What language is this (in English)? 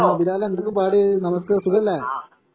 Malayalam